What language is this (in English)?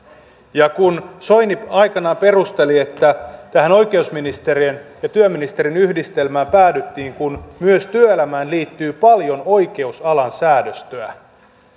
Finnish